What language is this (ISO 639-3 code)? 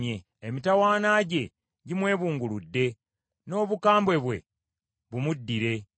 lug